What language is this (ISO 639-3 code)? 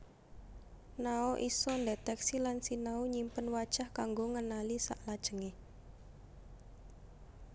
jav